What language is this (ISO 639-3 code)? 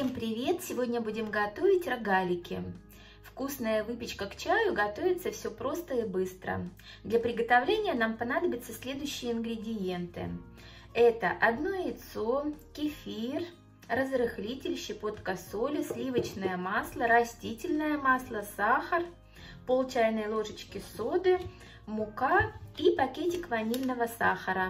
rus